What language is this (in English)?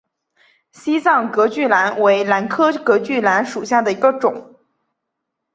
Chinese